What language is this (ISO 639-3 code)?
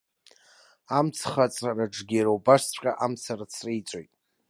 abk